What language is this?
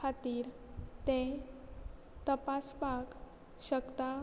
Konkani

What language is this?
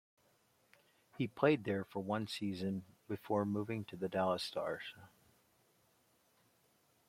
English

